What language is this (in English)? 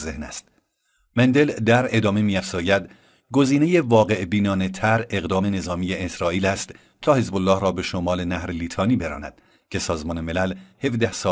Persian